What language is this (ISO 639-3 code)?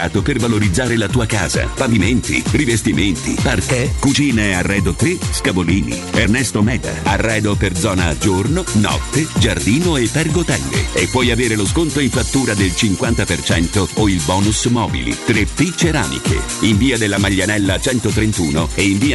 ita